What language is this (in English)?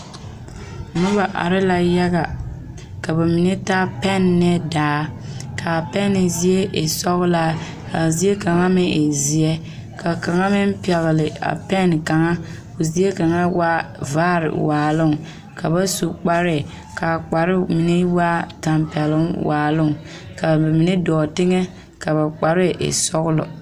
Southern Dagaare